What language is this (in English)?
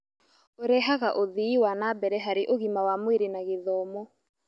Kikuyu